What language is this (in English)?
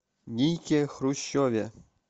Russian